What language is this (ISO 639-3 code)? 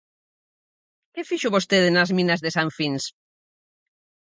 glg